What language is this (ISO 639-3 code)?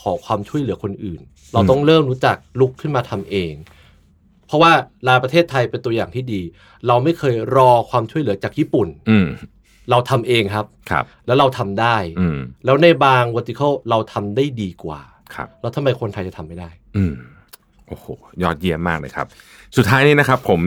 tha